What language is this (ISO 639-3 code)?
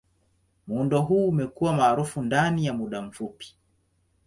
swa